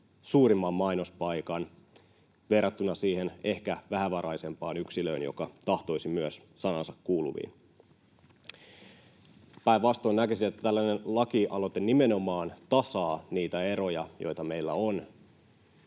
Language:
Finnish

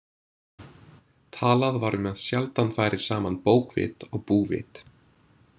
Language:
Icelandic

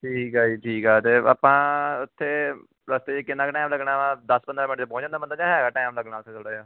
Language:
Punjabi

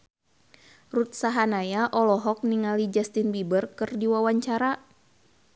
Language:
Sundanese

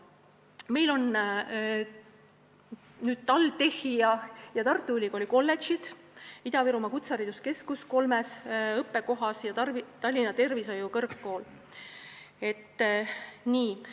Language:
Estonian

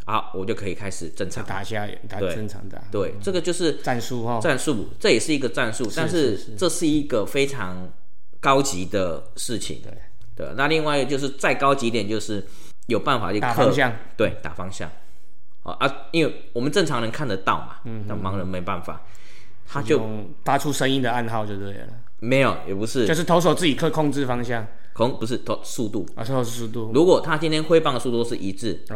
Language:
Chinese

